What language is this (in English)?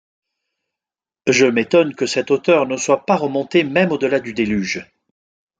French